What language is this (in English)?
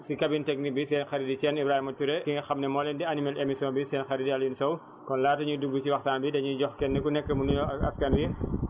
Wolof